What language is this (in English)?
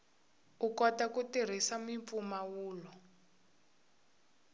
Tsonga